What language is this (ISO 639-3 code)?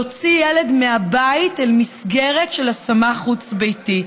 heb